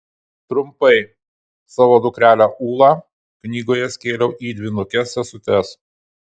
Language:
Lithuanian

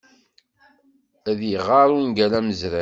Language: Kabyle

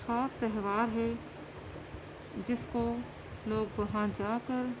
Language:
Urdu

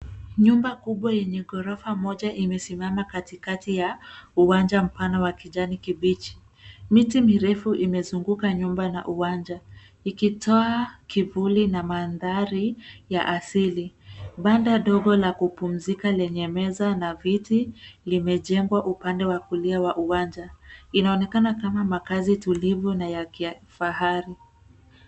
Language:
Swahili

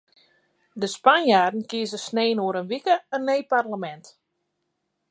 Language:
Western Frisian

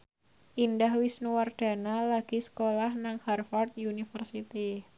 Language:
Javanese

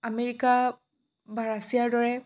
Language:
Assamese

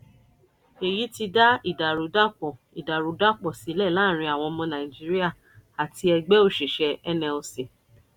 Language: Yoruba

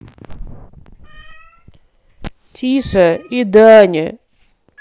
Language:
Russian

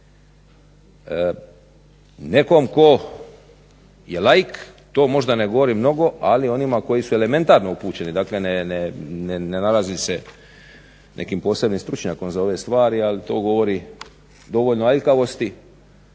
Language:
Croatian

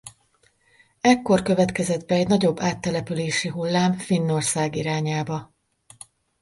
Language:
Hungarian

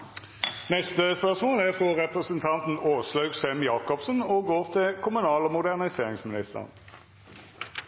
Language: Norwegian Nynorsk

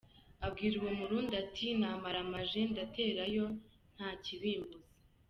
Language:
Kinyarwanda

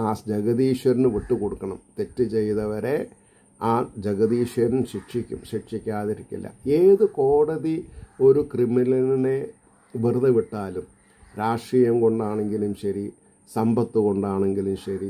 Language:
Malayalam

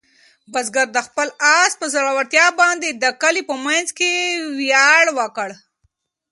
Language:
Pashto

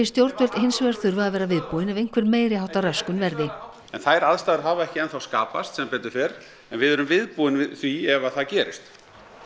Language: Icelandic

